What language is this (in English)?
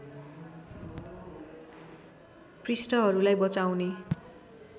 Nepali